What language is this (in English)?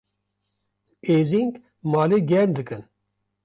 Kurdish